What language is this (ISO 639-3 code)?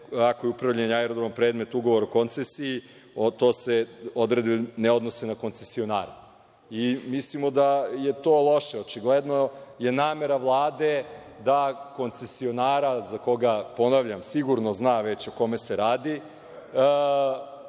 srp